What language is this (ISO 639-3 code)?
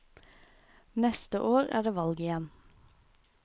nor